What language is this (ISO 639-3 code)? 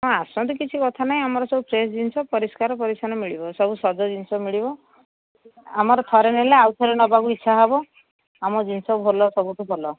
ori